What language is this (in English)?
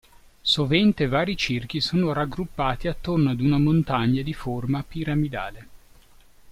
Italian